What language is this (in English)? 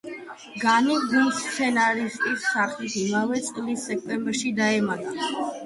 Georgian